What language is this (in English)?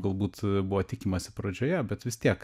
Lithuanian